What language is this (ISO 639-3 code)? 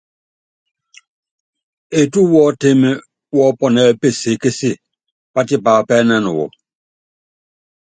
yav